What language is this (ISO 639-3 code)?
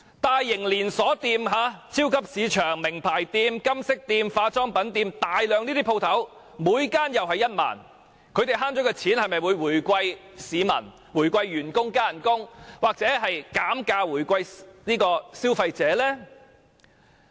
yue